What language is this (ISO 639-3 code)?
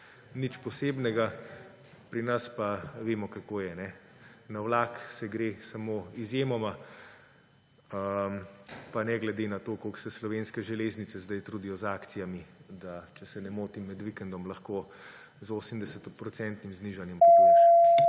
slv